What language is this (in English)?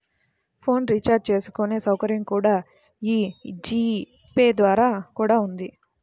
Telugu